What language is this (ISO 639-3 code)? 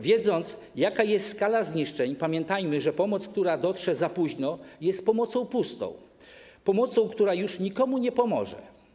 pol